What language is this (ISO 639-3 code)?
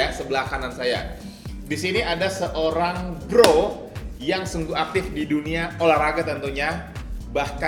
ind